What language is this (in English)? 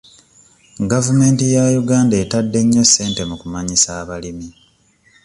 Ganda